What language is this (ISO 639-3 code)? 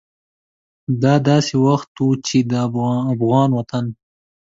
pus